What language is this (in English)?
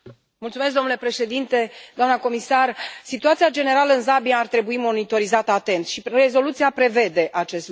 Romanian